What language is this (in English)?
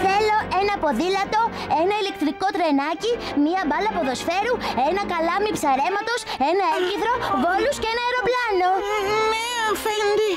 Greek